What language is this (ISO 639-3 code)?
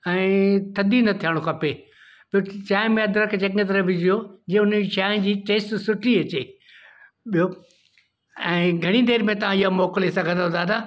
snd